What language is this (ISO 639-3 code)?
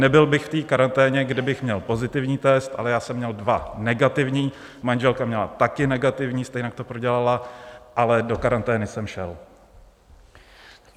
ces